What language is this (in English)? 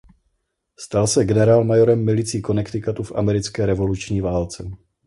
Czech